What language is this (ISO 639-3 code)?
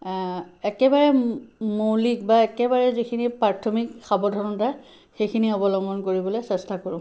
asm